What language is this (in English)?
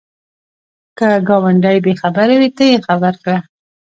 Pashto